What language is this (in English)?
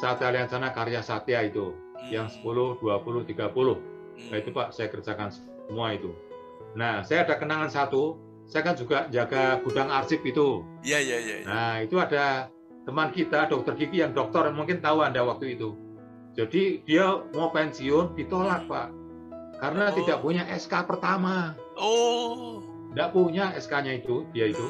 Indonesian